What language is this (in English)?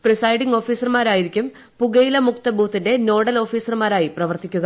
Malayalam